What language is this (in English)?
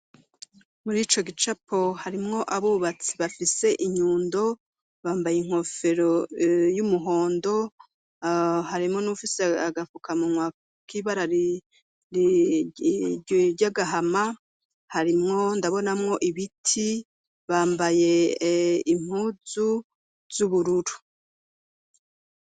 Rundi